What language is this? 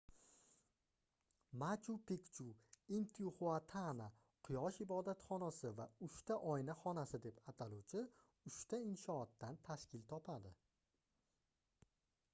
Uzbek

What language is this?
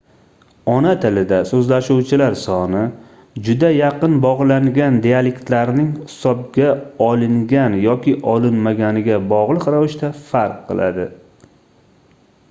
Uzbek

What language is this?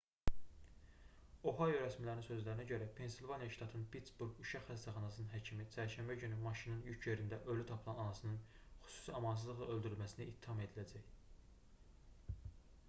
Azerbaijani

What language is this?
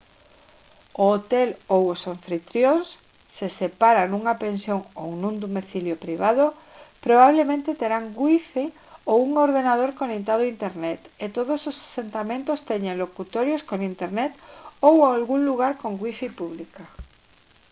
Galician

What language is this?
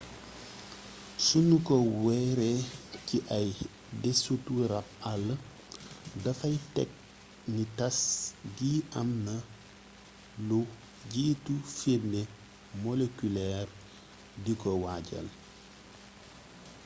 Wolof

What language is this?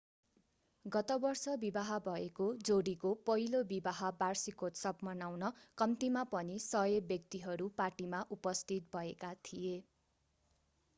Nepali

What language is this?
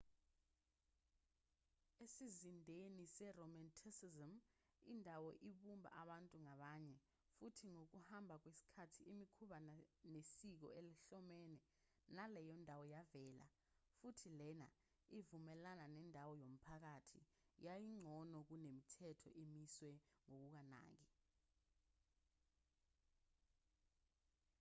Zulu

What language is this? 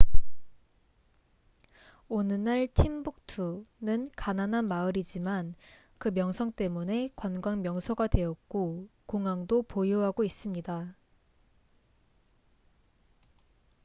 Korean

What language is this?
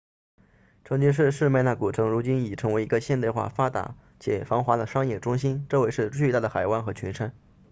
Chinese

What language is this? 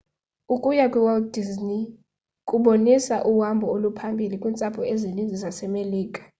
Xhosa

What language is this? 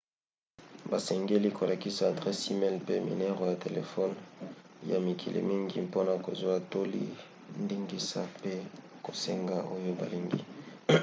Lingala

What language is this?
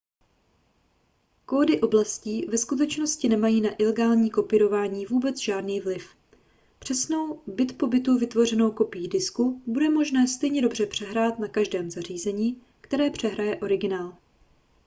Czech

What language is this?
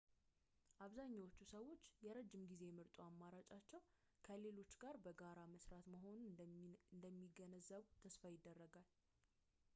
Amharic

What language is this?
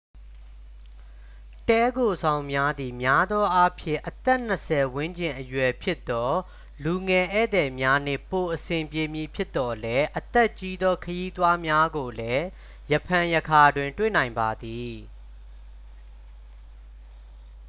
Burmese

